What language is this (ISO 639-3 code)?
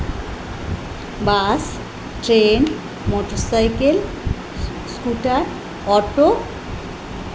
ben